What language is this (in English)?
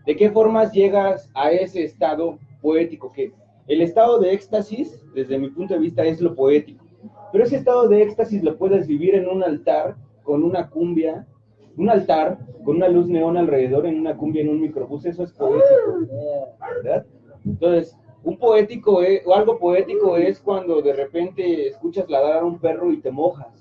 Spanish